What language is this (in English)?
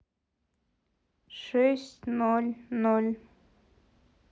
Russian